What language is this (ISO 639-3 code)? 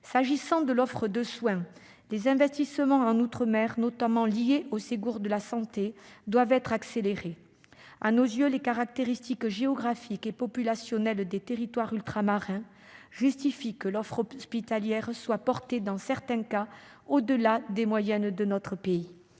fra